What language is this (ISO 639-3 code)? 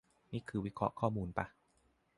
tha